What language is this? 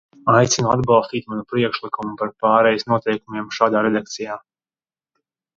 Latvian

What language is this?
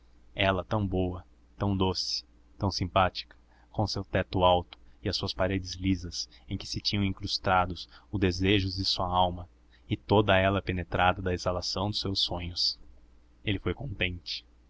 Portuguese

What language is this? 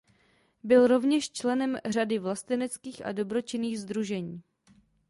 Czech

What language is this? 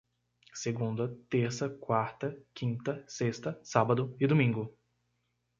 Portuguese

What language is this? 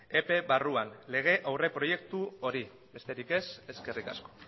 Basque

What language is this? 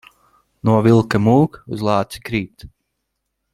Latvian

